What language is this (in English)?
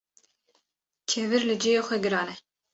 Kurdish